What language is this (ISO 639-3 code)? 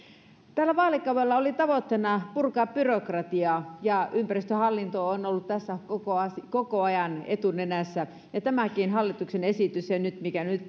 fin